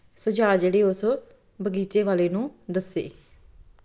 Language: Punjabi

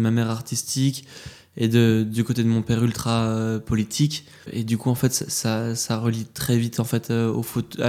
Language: French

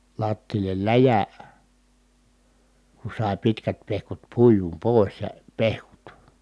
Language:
Finnish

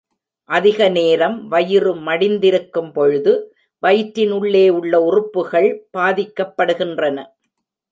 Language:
Tamil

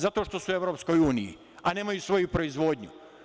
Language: Serbian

